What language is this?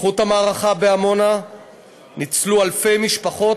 Hebrew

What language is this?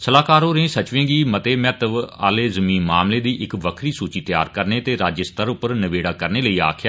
Dogri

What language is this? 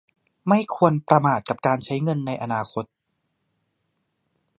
Thai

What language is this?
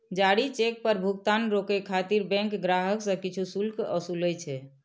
Maithili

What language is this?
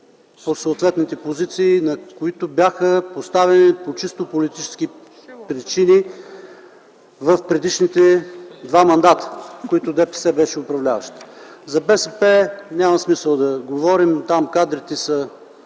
Bulgarian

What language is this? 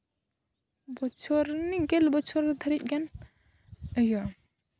Santali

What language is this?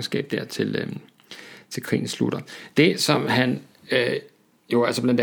Danish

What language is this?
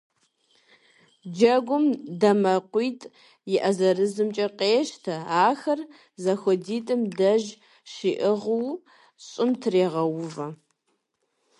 Kabardian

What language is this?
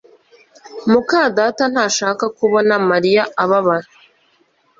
Kinyarwanda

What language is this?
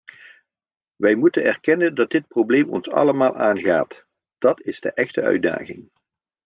Dutch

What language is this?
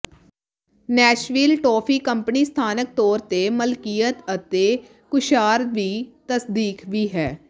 Punjabi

